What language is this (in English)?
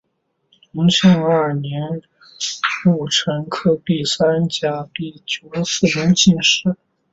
Chinese